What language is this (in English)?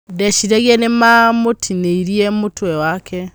Kikuyu